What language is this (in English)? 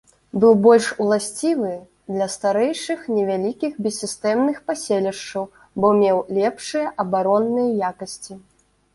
Belarusian